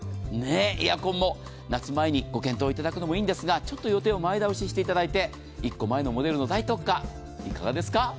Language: Japanese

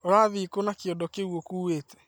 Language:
Kikuyu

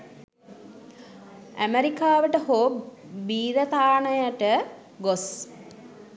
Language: Sinhala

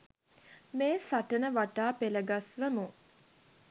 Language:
Sinhala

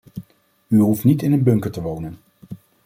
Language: Dutch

